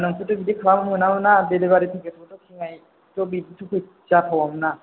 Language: Bodo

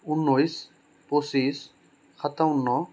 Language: Assamese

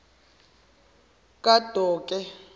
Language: Zulu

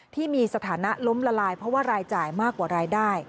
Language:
Thai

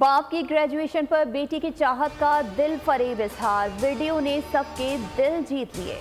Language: Hindi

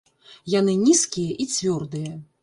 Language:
Belarusian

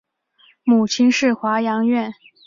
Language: Chinese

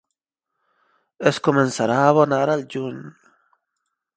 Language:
Catalan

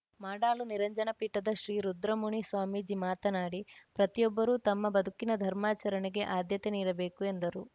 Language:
Kannada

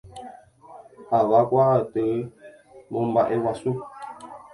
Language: Guarani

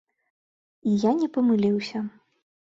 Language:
Belarusian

